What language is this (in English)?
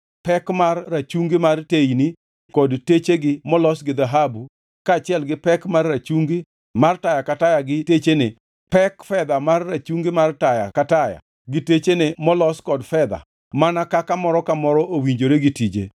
Luo (Kenya and Tanzania)